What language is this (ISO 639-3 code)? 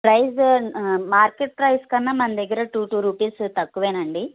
tel